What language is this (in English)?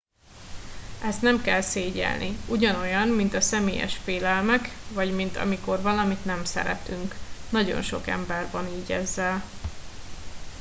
Hungarian